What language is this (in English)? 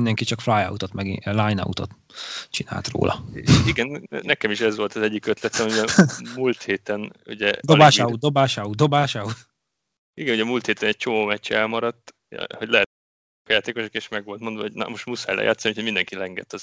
Hungarian